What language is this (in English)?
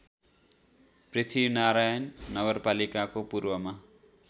Nepali